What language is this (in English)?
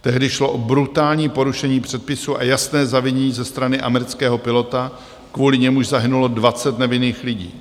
Czech